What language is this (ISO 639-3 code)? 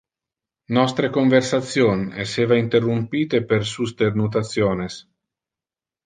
ina